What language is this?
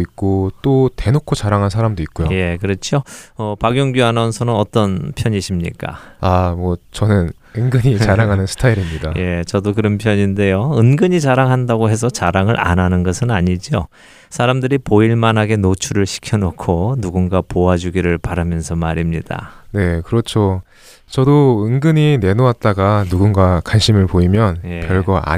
Korean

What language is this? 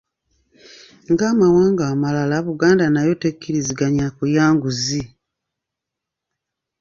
Ganda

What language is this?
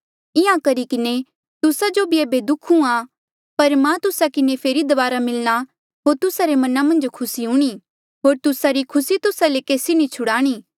Mandeali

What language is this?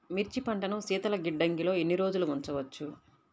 Telugu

